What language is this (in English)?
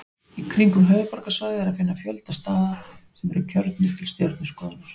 Icelandic